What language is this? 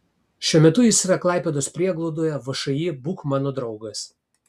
Lithuanian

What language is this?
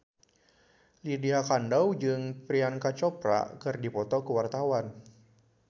Sundanese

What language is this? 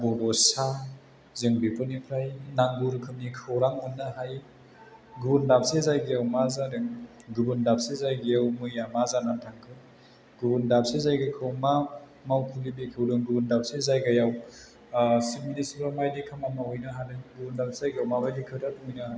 Bodo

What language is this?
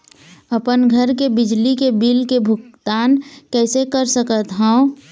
Chhattisgarhi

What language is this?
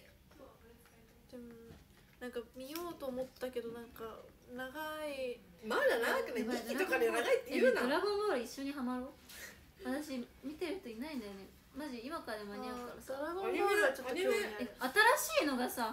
Japanese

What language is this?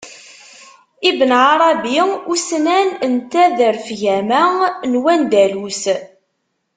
Kabyle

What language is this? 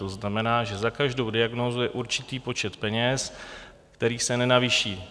Czech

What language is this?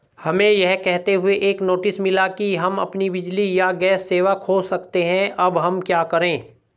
Hindi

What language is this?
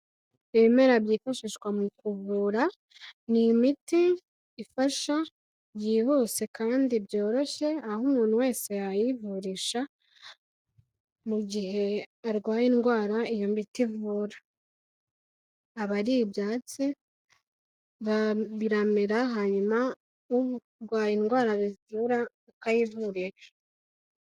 Kinyarwanda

